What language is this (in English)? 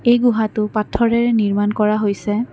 Assamese